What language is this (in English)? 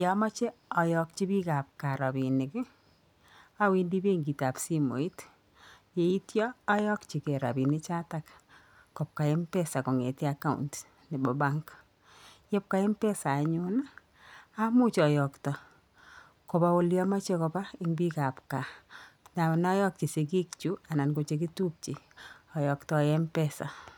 Kalenjin